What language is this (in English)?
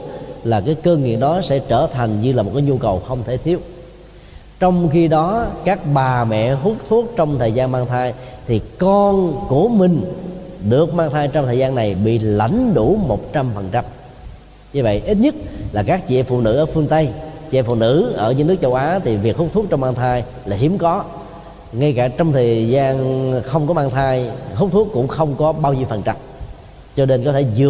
Vietnamese